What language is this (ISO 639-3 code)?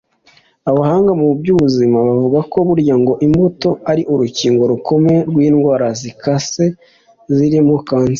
kin